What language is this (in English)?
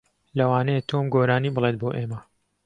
Central Kurdish